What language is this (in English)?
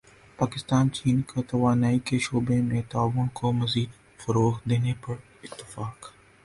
Urdu